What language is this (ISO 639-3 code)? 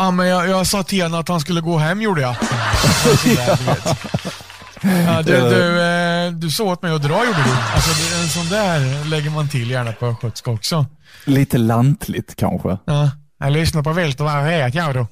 swe